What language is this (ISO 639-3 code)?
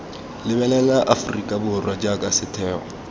tsn